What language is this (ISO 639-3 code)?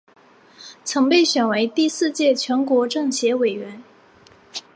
zho